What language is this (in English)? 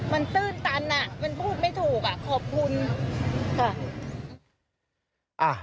Thai